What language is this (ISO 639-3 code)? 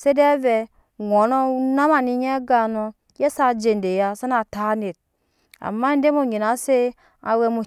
yes